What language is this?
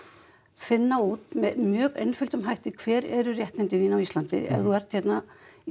Icelandic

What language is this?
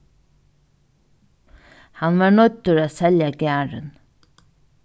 Faroese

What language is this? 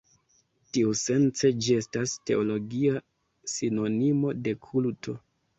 Esperanto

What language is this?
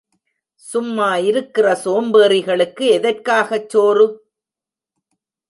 Tamil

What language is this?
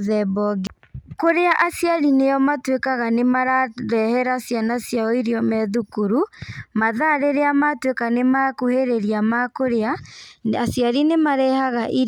Kikuyu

